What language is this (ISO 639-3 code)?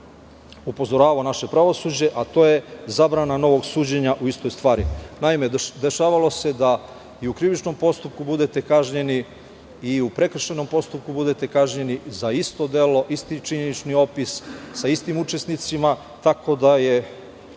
srp